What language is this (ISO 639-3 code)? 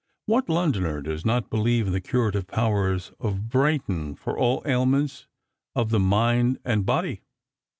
eng